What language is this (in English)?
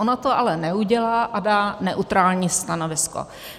Czech